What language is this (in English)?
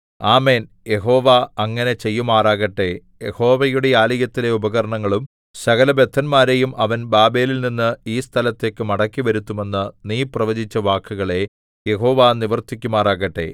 Malayalam